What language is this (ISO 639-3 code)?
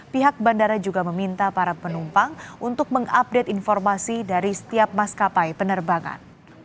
ind